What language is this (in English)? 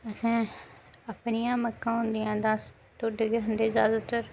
Dogri